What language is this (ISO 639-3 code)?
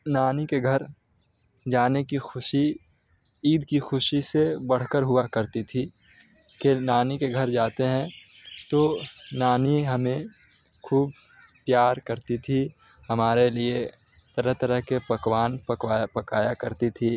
urd